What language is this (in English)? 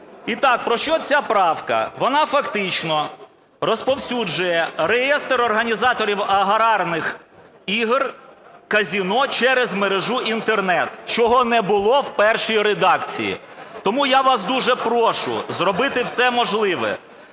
Ukrainian